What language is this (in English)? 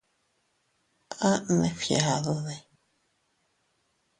Teutila Cuicatec